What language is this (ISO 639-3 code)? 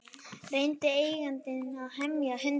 isl